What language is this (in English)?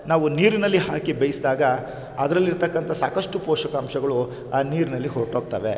Kannada